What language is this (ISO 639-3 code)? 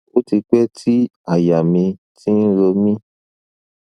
yor